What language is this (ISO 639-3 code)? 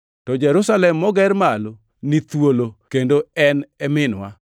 luo